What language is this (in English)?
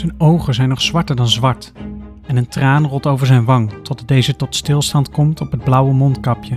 Dutch